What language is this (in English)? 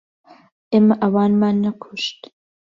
Central Kurdish